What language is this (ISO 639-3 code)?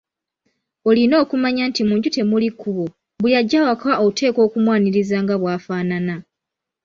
lug